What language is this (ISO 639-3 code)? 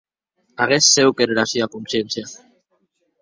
oci